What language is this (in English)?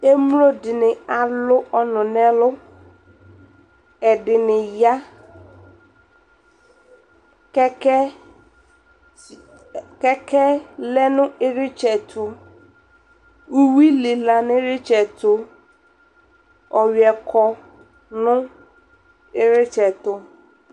Ikposo